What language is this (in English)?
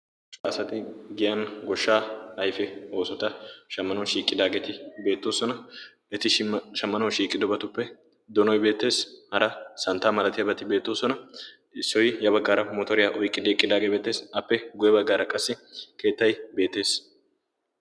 Wolaytta